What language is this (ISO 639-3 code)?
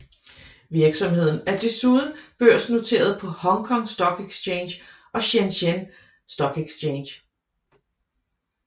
dan